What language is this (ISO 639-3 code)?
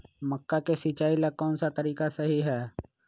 mag